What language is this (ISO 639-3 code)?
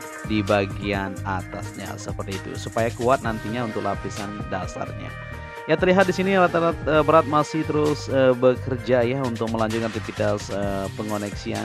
ind